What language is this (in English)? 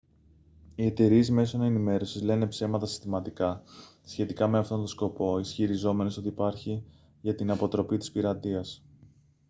Greek